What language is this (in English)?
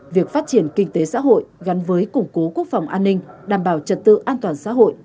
Vietnamese